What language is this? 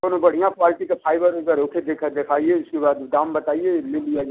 Hindi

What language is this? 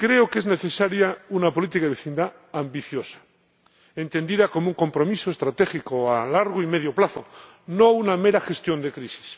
Spanish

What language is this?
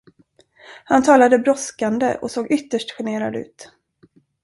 Swedish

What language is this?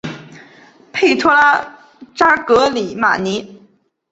Chinese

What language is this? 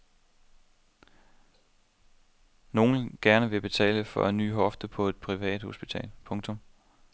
Danish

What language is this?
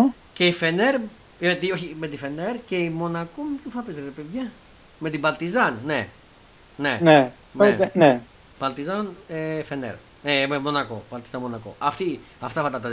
Greek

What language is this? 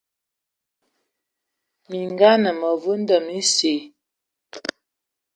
Ewondo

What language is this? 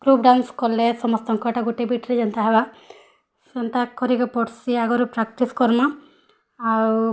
Odia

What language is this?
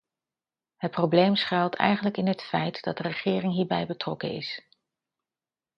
Dutch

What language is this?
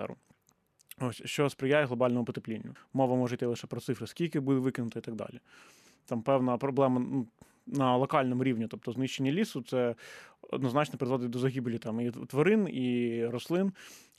Ukrainian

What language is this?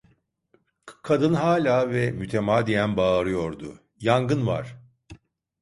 Turkish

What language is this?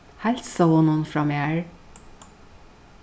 Faroese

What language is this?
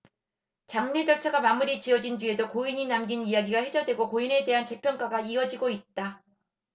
Korean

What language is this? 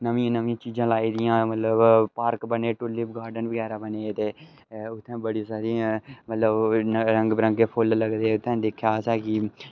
Dogri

